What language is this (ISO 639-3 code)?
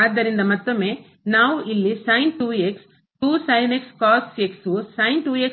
kan